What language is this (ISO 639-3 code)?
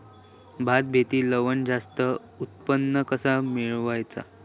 mar